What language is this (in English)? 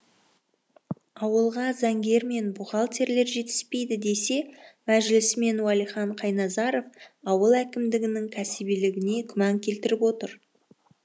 Kazakh